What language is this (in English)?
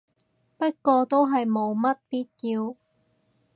Cantonese